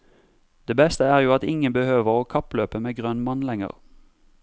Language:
Norwegian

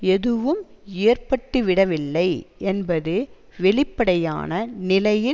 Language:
Tamil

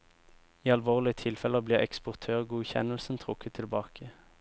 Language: Norwegian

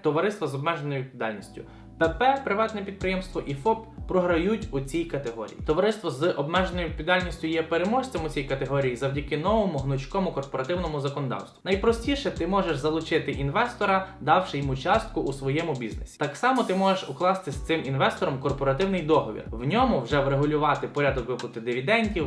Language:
Ukrainian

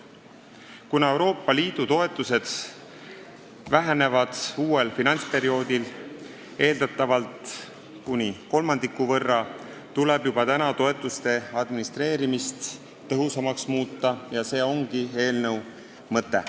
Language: Estonian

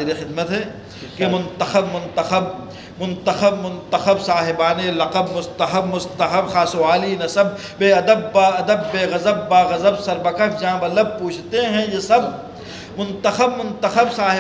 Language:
Arabic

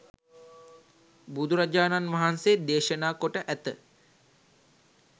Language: Sinhala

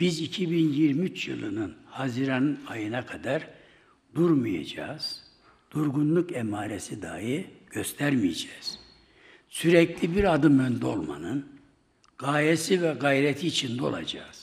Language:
Turkish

